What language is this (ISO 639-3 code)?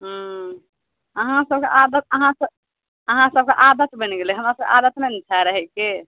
mai